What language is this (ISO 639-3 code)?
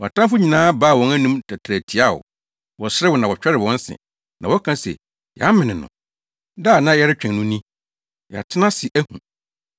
aka